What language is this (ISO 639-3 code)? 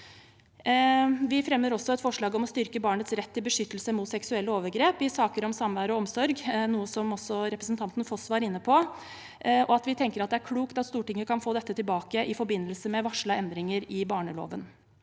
nor